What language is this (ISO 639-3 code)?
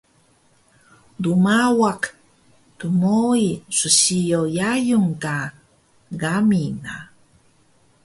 trv